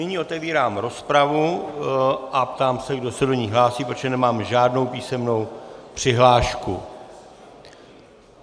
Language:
Czech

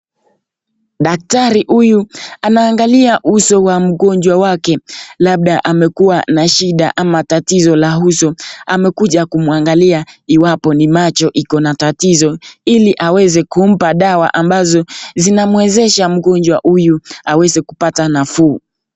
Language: Swahili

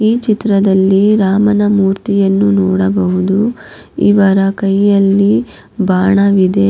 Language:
Kannada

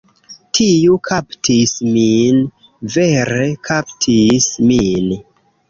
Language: Esperanto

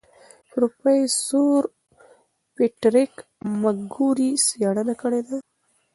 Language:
Pashto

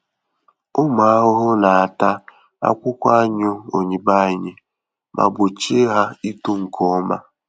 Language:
Igbo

